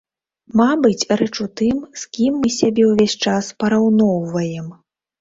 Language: Belarusian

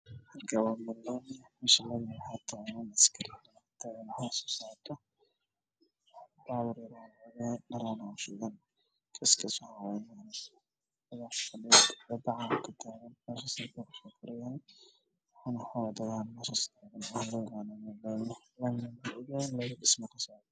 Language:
Somali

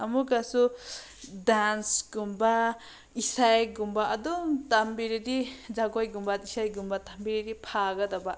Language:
Manipuri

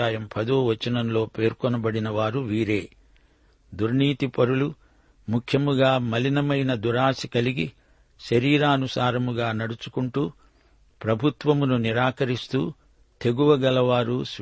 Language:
Telugu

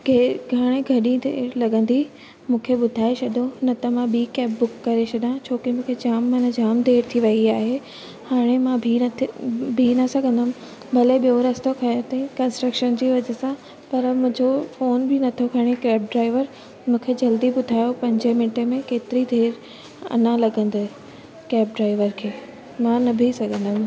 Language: Sindhi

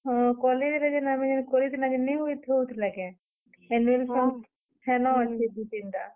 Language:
Odia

